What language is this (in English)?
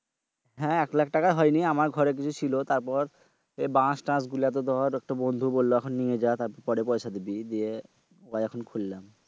Bangla